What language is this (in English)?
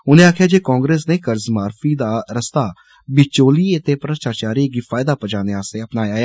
Dogri